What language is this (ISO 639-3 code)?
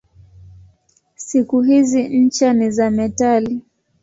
swa